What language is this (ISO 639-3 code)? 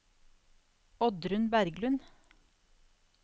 nor